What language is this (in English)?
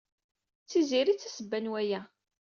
Kabyle